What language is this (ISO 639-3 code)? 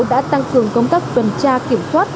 vie